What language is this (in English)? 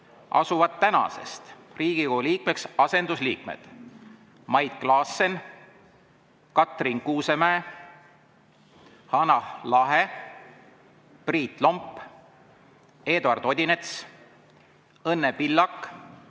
Estonian